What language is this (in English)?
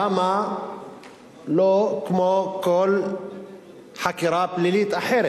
Hebrew